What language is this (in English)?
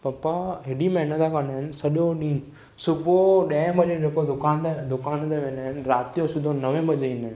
Sindhi